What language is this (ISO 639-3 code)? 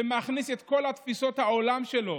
heb